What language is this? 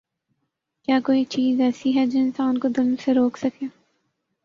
Urdu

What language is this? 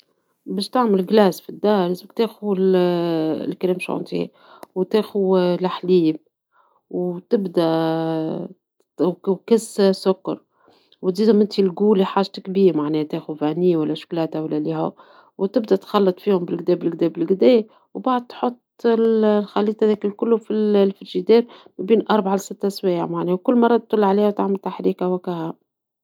Tunisian Arabic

